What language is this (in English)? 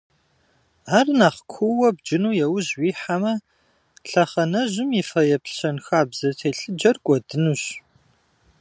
Kabardian